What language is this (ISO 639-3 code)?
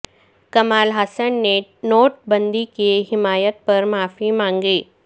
urd